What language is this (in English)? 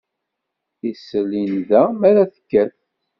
Kabyle